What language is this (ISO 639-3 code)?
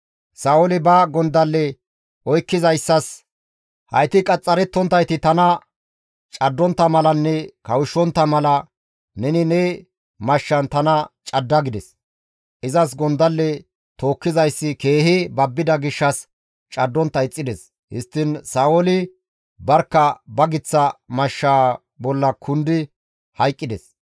gmv